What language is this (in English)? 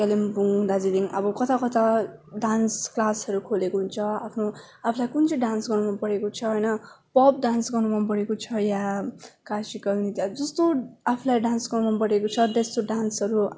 Nepali